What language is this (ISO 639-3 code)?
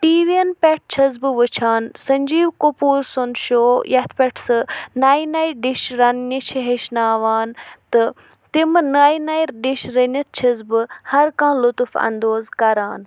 kas